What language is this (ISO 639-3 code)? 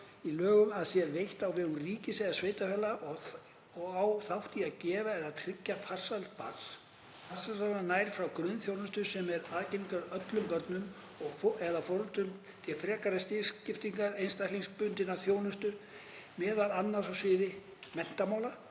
isl